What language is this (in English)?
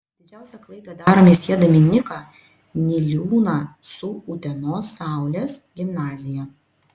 Lithuanian